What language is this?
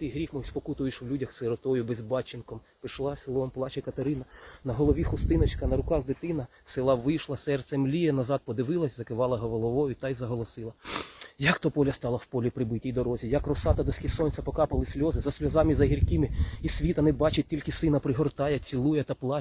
Ukrainian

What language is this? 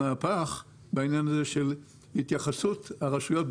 Hebrew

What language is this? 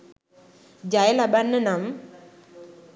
Sinhala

